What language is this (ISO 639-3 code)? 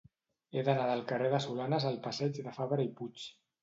cat